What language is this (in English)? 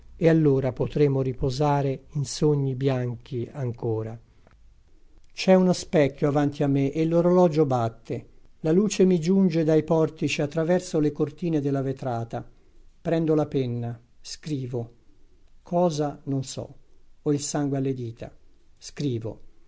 Italian